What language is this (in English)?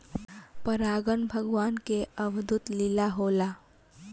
Bhojpuri